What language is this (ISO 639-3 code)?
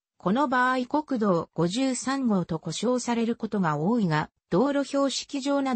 jpn